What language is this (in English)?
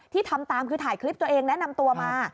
Thai